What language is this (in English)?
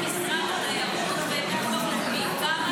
Hebrew